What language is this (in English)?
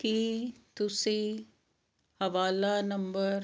Punjabi